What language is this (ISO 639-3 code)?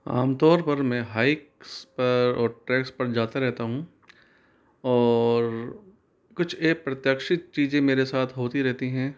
hin